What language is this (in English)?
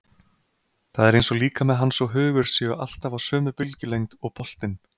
Icelandic